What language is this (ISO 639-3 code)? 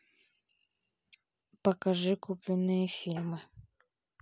rus